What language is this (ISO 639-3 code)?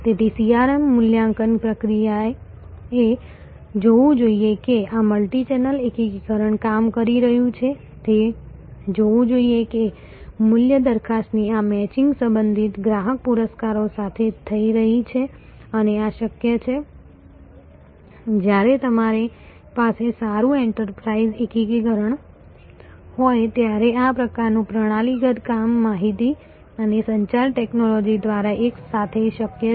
guj